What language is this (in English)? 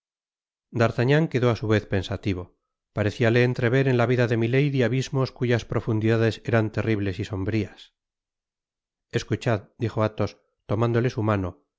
Spanish